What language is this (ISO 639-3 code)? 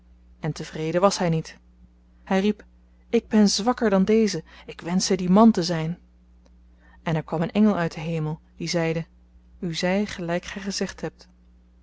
nld